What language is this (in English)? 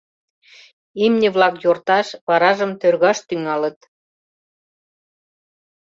Mari